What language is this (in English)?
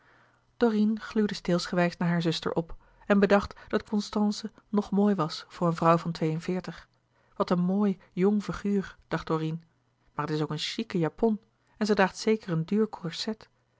Dutch